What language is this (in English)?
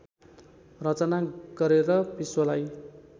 Nepali